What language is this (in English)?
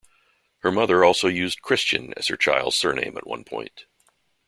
English